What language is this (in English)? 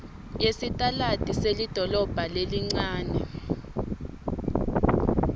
Swati